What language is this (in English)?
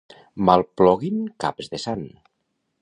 Catalan